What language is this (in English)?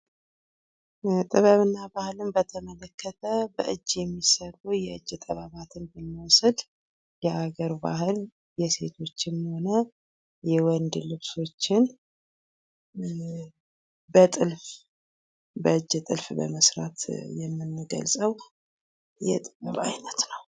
Amharic